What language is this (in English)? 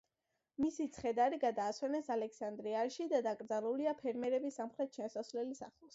Georgian